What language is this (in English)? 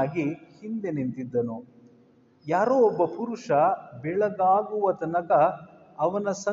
Kannada